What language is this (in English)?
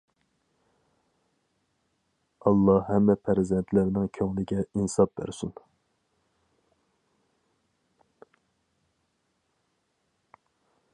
Uyghur